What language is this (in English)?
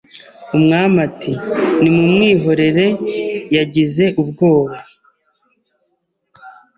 Kinyarwanda